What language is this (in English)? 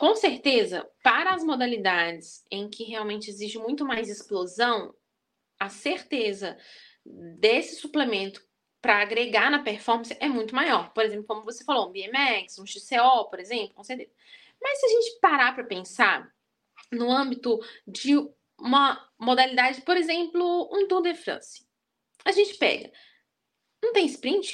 Portuguese